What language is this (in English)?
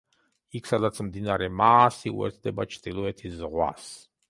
Georgian